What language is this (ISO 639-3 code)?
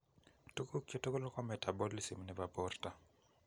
kln